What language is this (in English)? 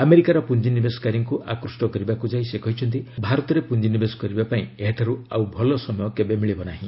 Odia